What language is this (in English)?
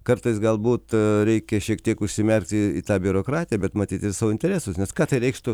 Lithuanian